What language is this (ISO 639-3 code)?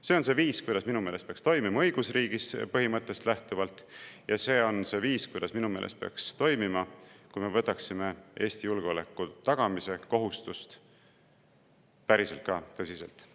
est